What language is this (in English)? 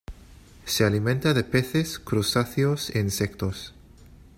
Spanish